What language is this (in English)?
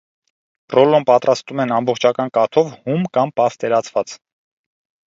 Armenian